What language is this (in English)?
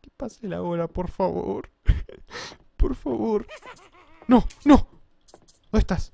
Spanish